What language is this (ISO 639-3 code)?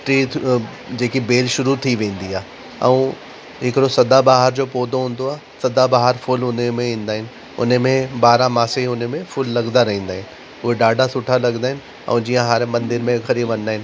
snd